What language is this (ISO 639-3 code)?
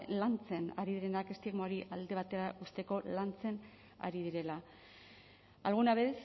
eus